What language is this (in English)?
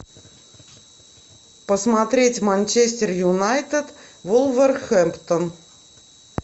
Russian